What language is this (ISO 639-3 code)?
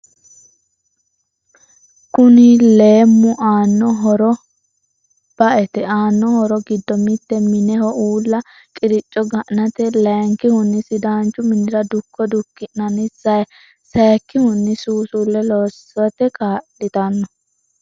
sid